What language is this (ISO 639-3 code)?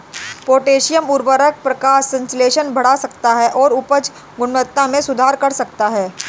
hin